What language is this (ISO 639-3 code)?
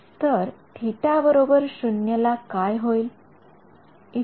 mar